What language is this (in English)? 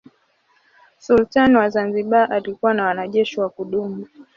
Swahili